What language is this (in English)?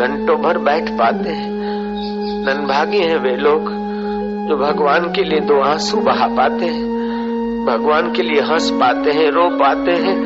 Hindi